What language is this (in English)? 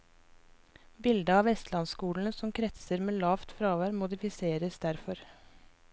Norwegian